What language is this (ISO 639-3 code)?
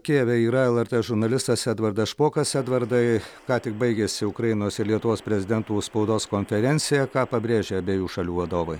lit